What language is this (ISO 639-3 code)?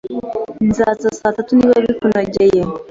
kin